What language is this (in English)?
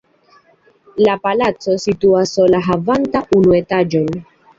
Esperanto